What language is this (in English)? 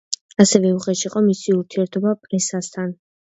Georgian